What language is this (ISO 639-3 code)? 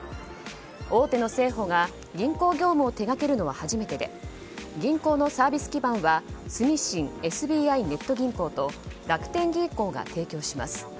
jpn